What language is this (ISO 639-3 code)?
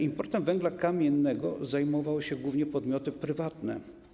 pol